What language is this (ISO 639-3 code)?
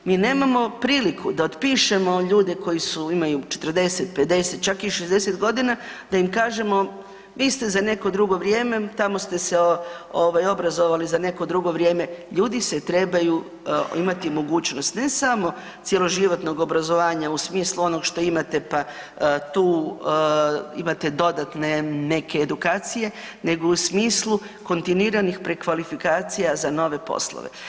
hrv